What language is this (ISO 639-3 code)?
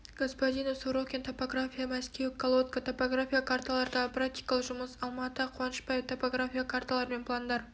kaz